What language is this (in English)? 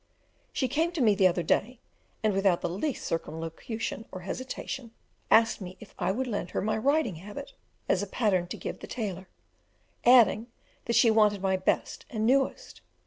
English